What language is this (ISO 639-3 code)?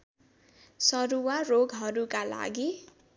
nep